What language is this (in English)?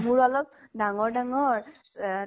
Assamese